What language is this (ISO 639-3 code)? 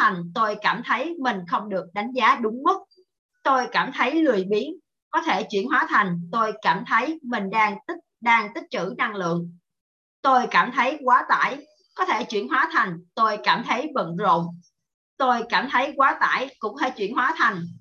vie